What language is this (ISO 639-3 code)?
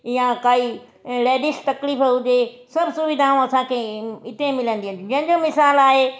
snd